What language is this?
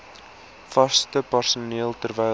Afrikaans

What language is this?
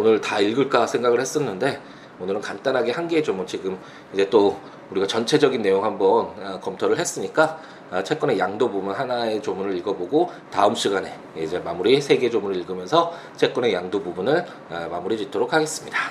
Korean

